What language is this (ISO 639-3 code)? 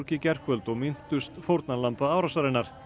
isl